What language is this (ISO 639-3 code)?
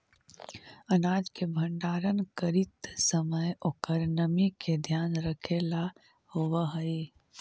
mag